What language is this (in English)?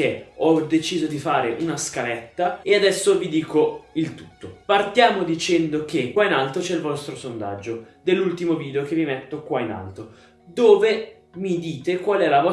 Italian